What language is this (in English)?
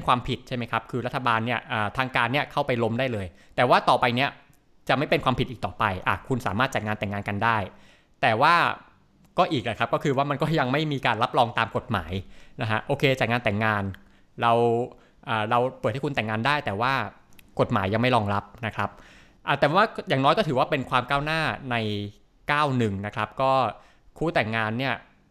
Thai